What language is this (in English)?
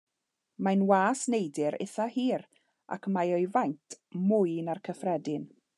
Welsh